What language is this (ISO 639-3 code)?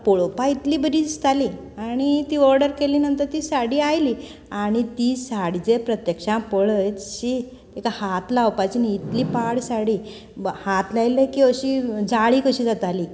kok